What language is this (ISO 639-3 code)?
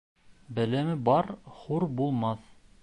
bak